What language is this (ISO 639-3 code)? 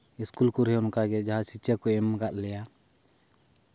sat